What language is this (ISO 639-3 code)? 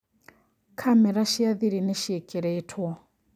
kik